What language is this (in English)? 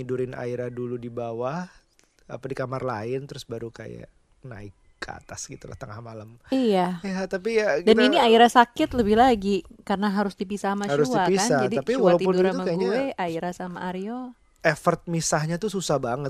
Indonesian